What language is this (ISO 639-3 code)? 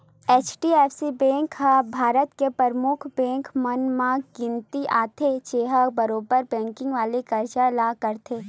hne